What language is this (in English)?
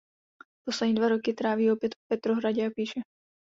Czech